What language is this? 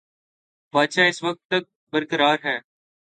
Urdu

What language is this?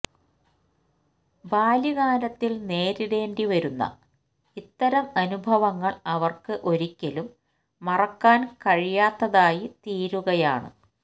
Malayalam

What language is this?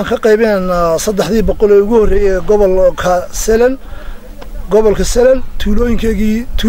Arabic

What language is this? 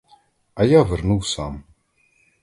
Ukrainian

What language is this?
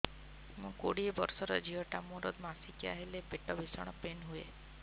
Odia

